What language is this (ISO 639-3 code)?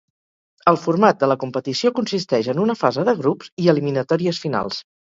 cat